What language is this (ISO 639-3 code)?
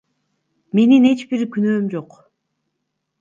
kir